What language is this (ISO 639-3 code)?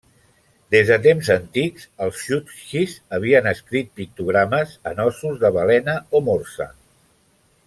cat